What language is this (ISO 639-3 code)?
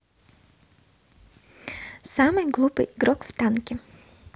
rus